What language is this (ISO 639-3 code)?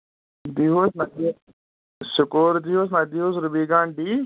kas